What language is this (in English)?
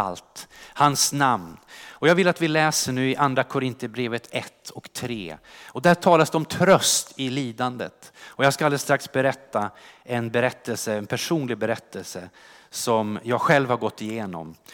Swedish